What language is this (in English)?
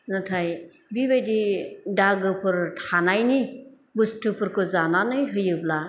Bodo